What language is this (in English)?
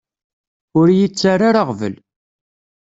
Kabyle